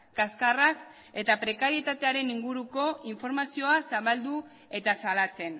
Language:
Basque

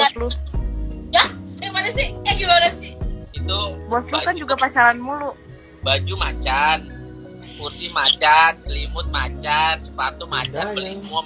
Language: Indonesian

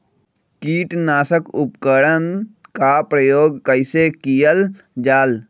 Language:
Magahi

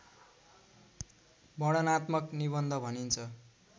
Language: Nepali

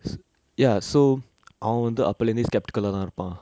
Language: English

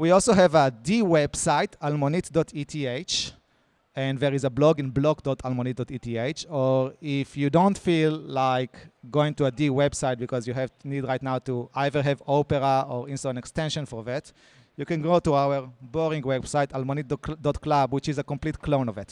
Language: English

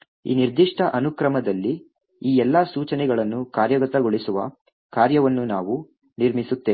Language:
Kannada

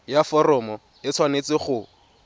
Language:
Tswana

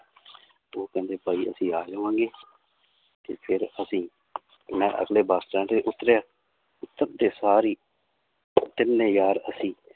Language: Punjabi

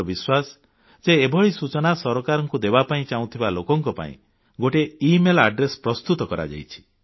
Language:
Odia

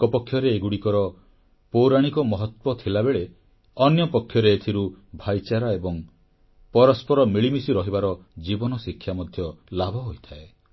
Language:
Odia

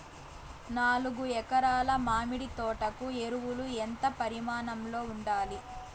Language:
Telugu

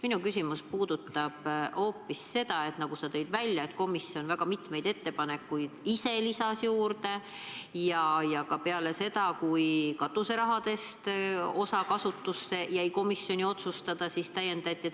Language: Estonian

